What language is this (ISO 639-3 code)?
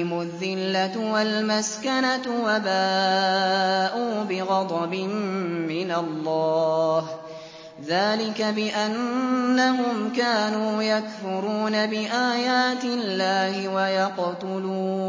ara